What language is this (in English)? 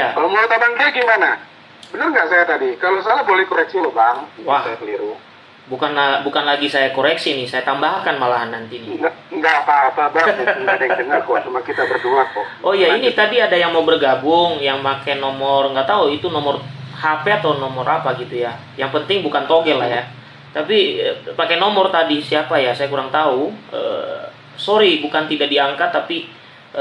Indonesian